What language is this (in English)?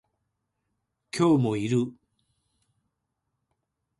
Japanese